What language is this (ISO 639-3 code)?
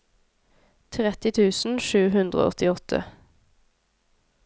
nor